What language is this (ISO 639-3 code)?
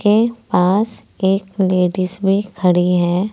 hin